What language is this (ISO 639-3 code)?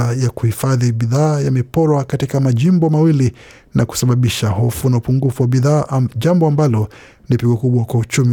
swa